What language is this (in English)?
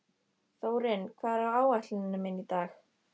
Icelandic